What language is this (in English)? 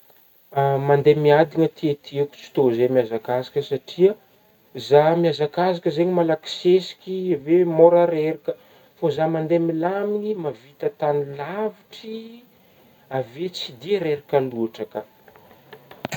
Northern Betsimisaraka Malagasy